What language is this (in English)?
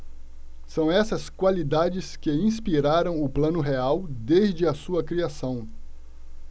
Portuguese